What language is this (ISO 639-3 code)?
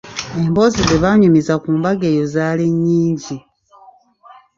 lug